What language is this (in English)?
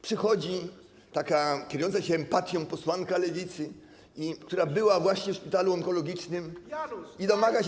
Polish